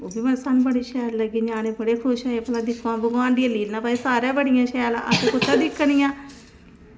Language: Dogri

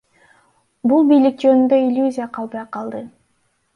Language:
Kyrgyz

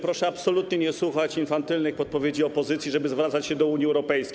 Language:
Polish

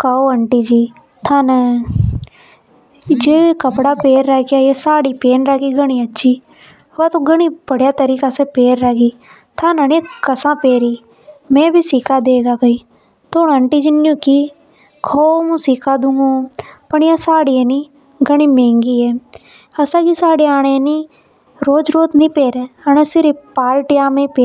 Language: Hadothi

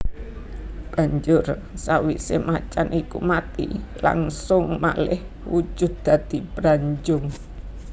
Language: Javanese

